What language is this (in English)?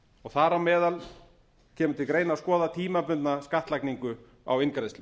Icelandic